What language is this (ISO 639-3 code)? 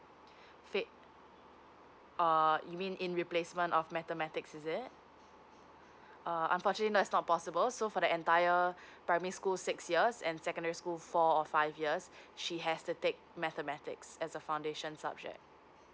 eng